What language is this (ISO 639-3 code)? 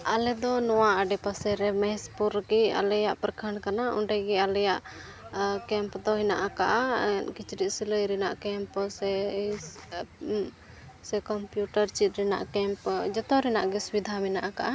sat